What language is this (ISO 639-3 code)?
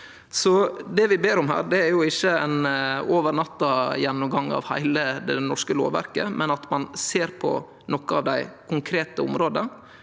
nor